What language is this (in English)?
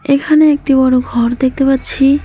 Bangla